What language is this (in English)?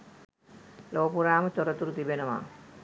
Sinhala